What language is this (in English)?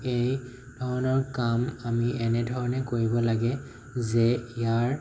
Assamese